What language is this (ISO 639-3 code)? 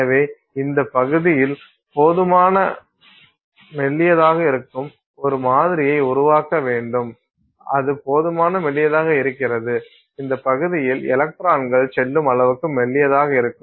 tam